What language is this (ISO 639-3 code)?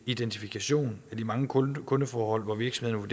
dan